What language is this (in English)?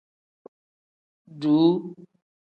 Tem